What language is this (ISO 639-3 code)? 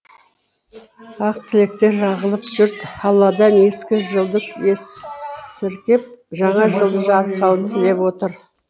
kaz